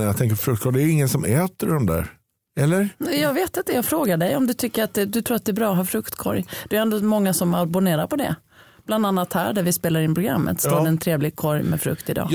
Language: Swedish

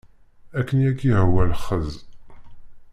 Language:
Kabyle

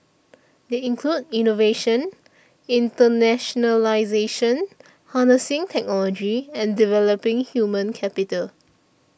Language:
English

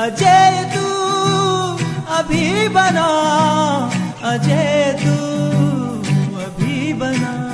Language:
Hindi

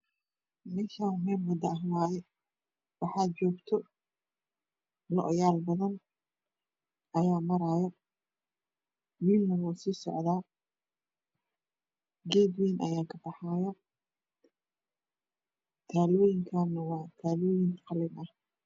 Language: Somali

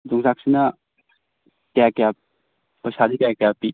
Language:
Manipuri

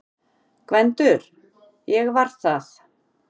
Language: Icelandic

